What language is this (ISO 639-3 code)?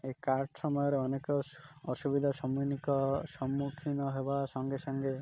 ori